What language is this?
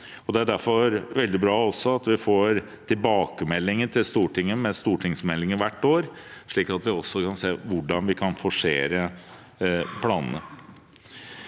Norwegian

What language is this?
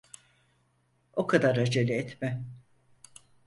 Turkish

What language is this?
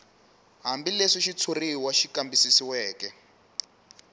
Tsonga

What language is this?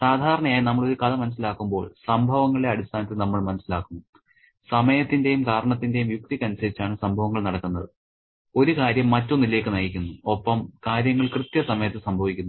Malayalam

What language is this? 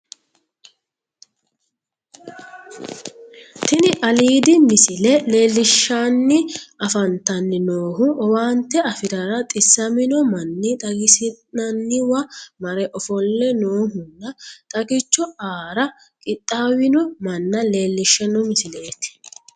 Sidamo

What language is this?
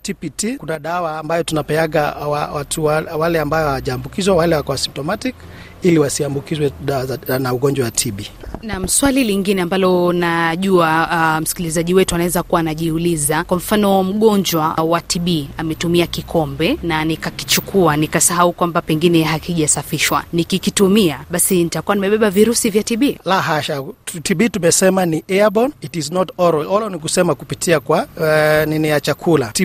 Swahili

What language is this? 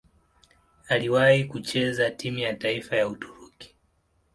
Swahili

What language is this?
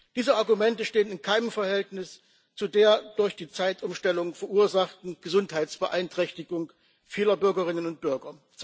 German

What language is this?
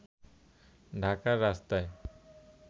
Bangla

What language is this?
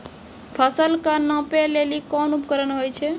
Maithili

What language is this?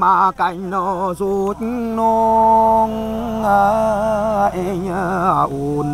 Vietnamese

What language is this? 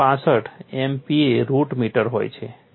Gujarati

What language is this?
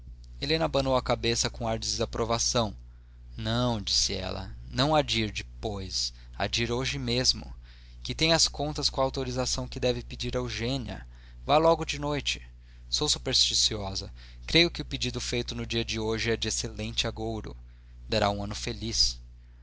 Portuguese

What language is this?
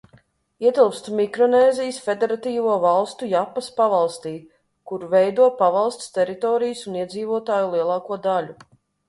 Latvian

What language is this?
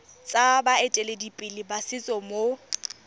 Tswana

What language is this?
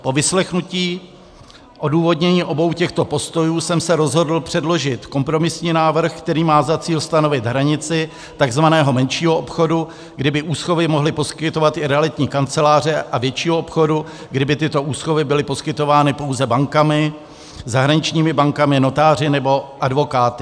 Czech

